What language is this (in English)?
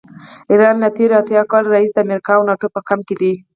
Pashto